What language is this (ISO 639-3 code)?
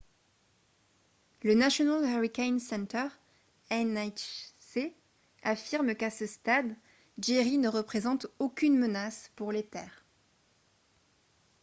fra